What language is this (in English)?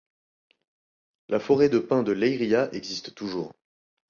French